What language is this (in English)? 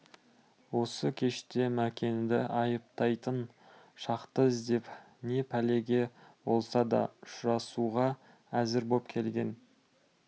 Kazakh